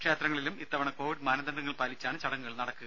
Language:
Malayalam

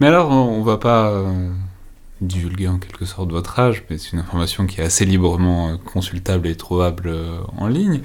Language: French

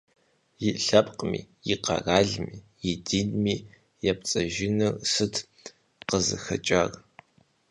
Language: Kabardian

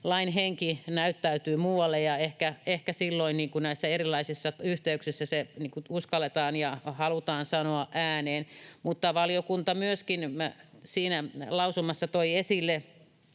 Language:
Finnish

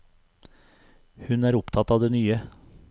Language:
Norwegian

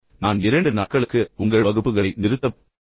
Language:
Tamil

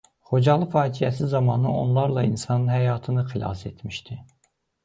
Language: Azerbaijani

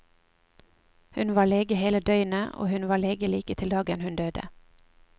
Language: Norwegian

